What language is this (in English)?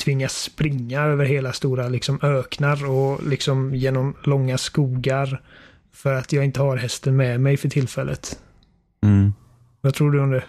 Swedish